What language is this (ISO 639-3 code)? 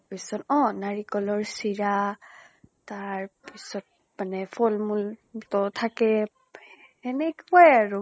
asm